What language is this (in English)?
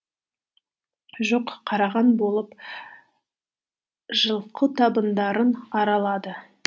Kazakh